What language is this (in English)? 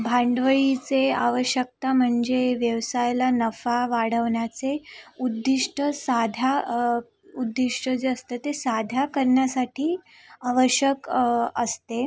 Marathi